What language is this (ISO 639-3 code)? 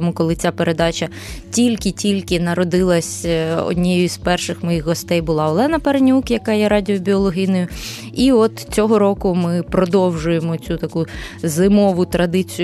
ukr